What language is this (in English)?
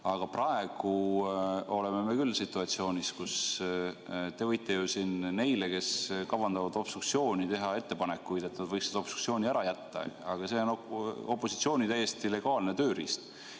Estonian